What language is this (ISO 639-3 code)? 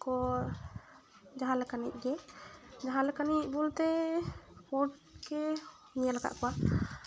sat